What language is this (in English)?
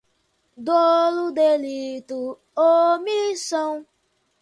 Portuguese